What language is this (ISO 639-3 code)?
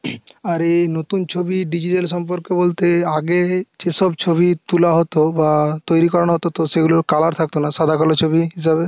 ben